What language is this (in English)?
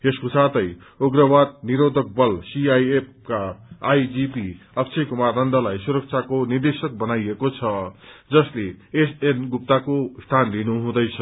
Nepali